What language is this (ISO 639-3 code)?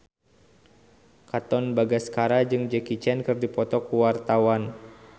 sun